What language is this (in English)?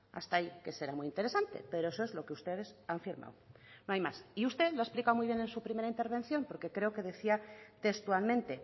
Spanish